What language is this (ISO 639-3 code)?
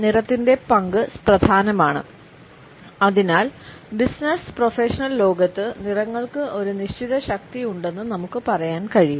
mal